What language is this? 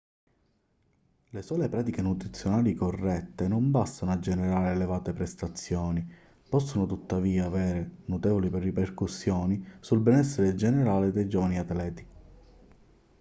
Italian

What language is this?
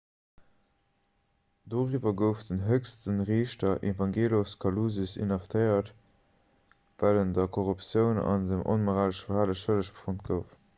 Luxembourgish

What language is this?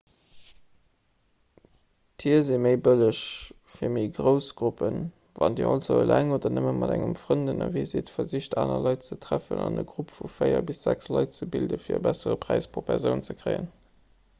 Luxembourgish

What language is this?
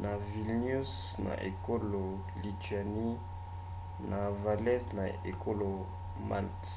Lingala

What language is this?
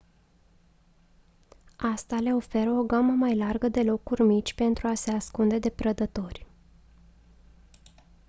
Romanian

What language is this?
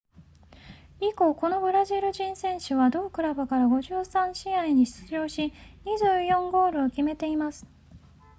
Japanese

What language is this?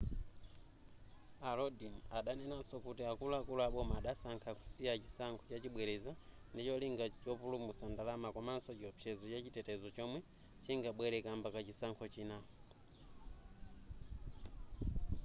Nyanja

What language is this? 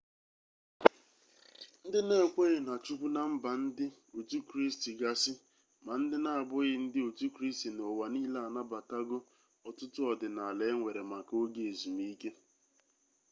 Igbo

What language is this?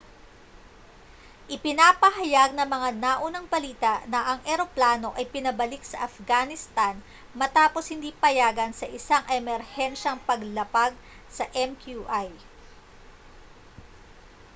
Filipino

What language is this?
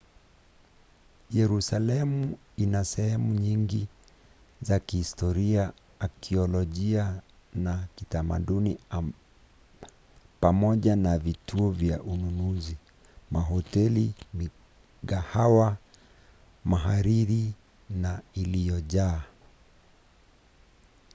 Swahili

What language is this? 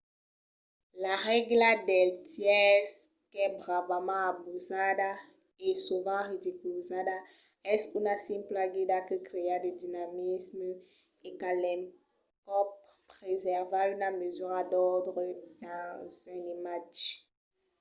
Occitan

